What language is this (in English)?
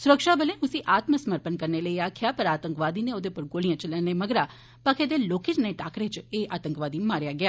Dogri